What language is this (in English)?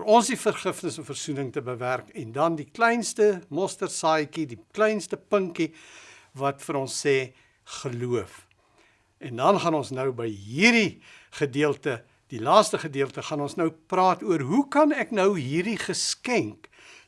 Dutch